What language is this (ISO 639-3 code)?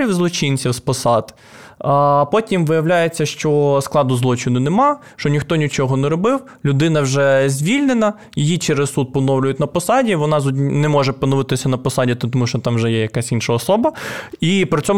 ukr